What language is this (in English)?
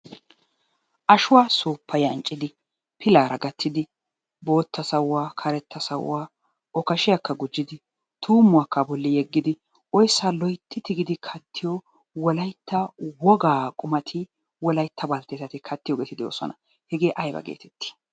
Wolaytta